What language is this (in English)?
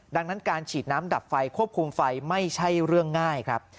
Thai